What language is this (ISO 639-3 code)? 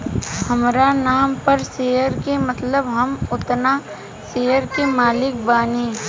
bho